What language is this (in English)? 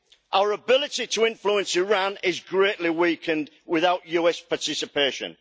English